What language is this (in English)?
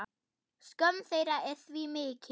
Icelandic